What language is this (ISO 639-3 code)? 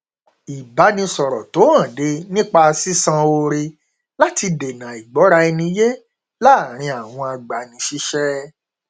yor